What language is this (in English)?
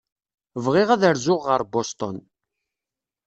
Kabyle